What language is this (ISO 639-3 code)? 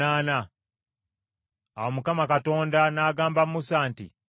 lug